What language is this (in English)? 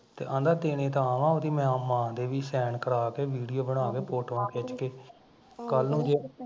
Punjabi